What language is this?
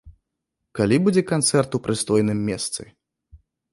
Belarusian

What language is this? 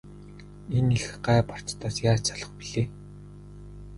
Mongolian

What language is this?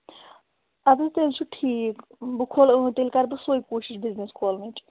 Kashmiri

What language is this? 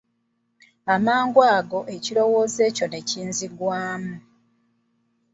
Ganda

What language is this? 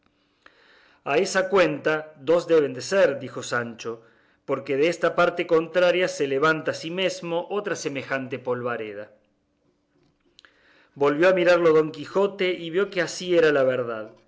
Spanish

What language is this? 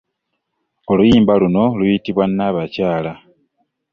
Ganda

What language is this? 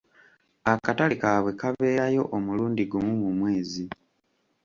Ganda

